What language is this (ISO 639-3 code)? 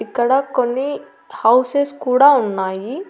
tel